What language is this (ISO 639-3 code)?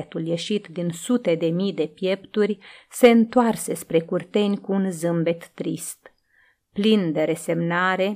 ron